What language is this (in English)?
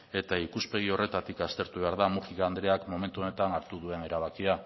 Basque